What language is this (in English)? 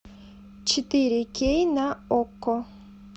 Russian